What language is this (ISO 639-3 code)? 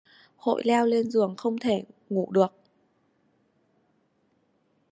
vie